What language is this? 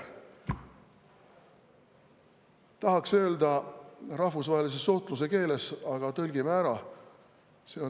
Estonian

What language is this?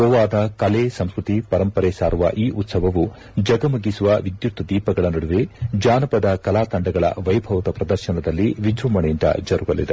Kannada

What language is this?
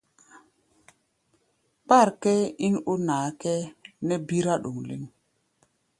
Gbaya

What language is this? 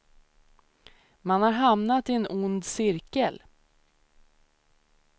Swedish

